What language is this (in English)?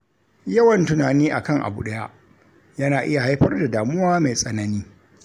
Hausa